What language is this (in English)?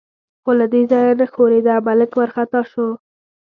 Pashto